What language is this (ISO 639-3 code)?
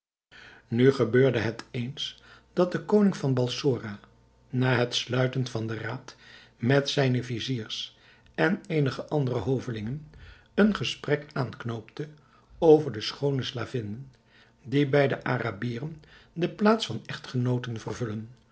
nld